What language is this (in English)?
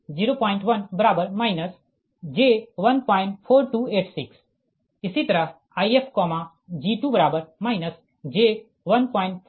Hindi